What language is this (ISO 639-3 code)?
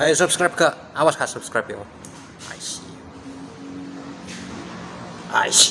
ind